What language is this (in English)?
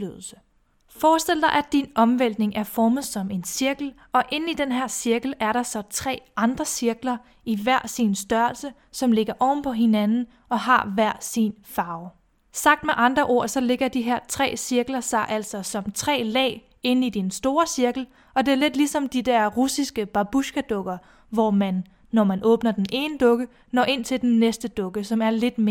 Danish